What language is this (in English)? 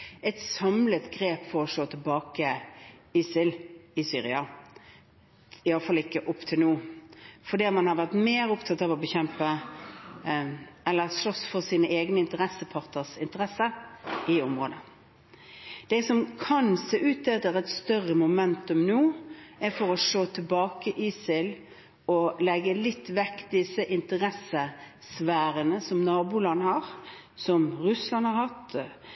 Norwegian Bokmål